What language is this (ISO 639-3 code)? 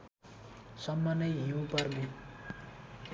nep